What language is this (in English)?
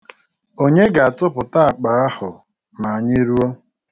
Igbo